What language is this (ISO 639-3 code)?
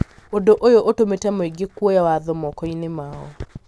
kik